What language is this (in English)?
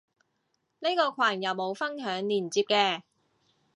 Cantonese